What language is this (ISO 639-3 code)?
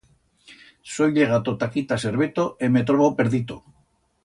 arg